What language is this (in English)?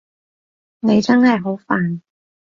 Cantonese